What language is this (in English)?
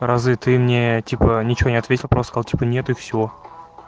Russian